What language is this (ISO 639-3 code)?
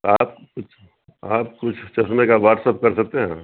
urd